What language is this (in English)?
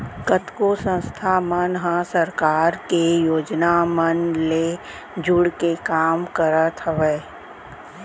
Chhattisgarhi